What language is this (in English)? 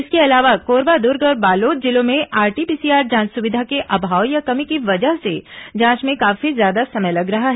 Hindi